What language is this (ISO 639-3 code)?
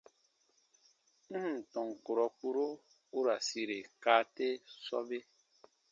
bba